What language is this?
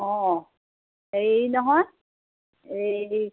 Assamese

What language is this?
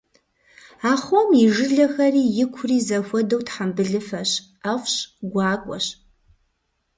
Kabardian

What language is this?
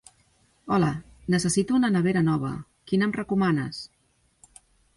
Catalan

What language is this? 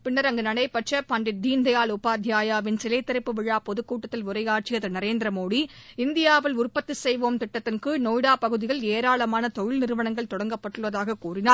Tamil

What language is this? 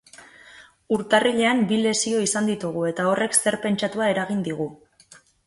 Basque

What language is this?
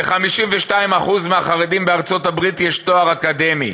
Hebrew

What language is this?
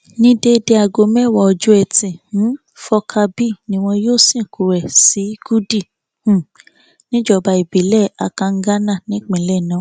Yoruba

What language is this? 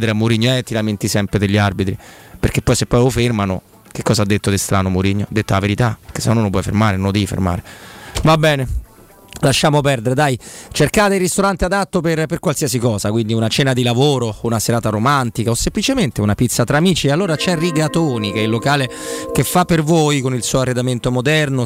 Italian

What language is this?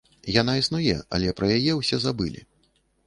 Belarusian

